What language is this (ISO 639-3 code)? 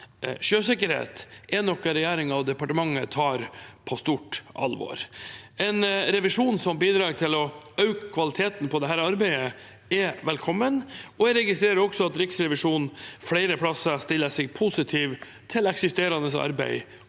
nor